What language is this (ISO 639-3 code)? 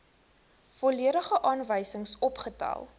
afr